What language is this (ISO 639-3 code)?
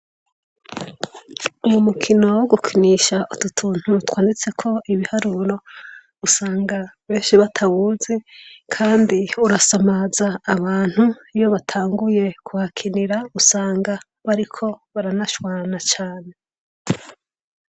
run